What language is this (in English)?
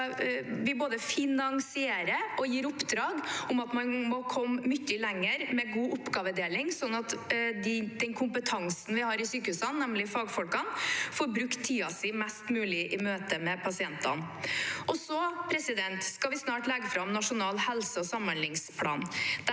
Norwegian